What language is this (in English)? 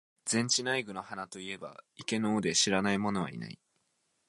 Japanese